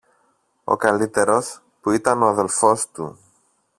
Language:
Greek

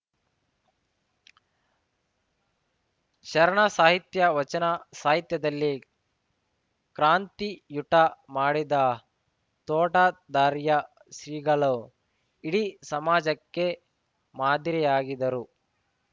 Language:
Kannada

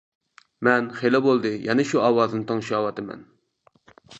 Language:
Uyghur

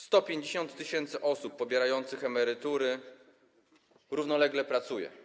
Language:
Polish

